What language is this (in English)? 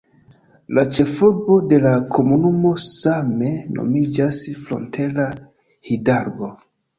Esperanto